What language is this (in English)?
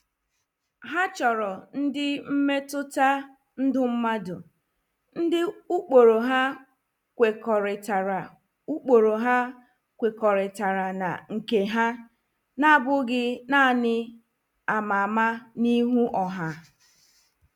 Igbo